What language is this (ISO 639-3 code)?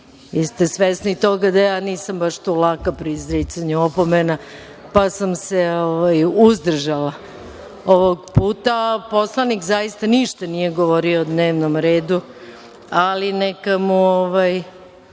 srp